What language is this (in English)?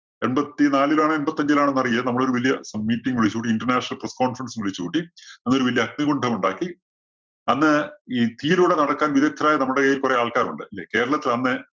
Malayalam